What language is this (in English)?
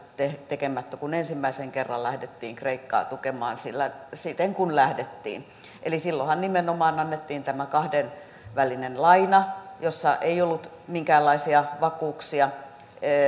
Finnish